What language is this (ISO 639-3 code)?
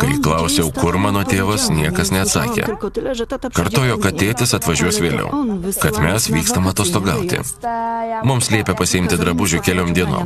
lit